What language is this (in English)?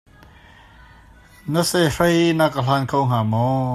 Hakha Chin